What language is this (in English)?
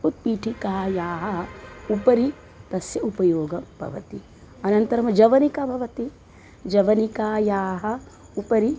Sanskrit